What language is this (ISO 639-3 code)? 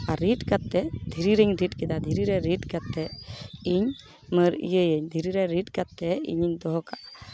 sat